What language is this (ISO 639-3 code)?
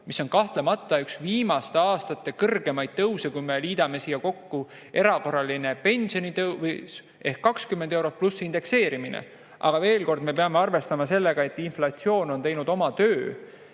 est